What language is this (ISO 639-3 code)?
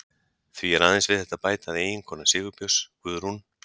isl